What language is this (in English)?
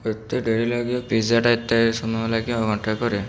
Odia